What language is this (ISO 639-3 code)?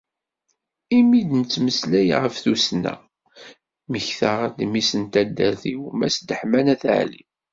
kab